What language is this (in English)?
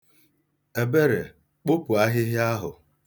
Igbo